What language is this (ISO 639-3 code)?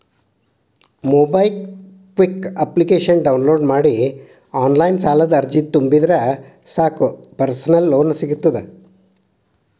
kan